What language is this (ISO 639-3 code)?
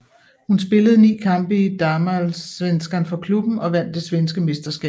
dan